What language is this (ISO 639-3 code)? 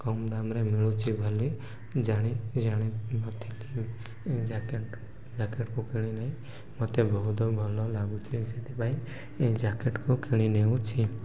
ori